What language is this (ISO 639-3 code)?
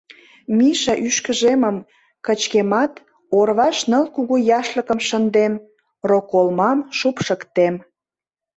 chm